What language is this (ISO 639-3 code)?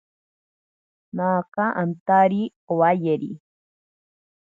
prq